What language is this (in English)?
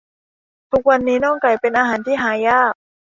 Thai